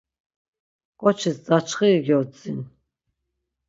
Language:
Laz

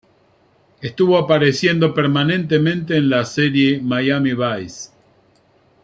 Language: Spanish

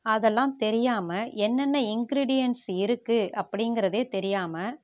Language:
Tamil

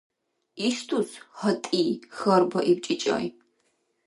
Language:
Dargwa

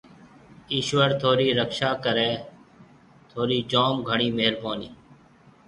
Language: Marwari (Pakistan)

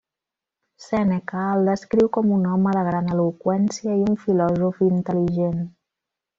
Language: Catalan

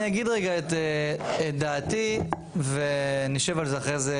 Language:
Hebrew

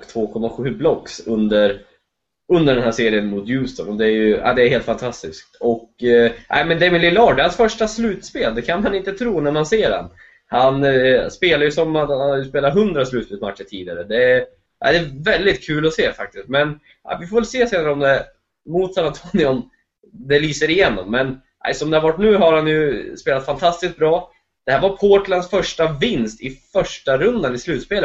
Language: Swedish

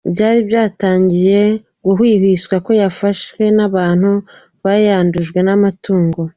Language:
Kinyarwanda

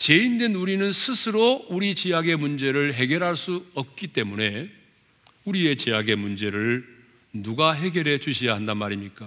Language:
Korean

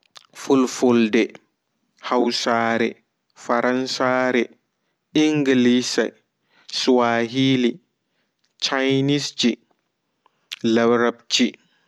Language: Fula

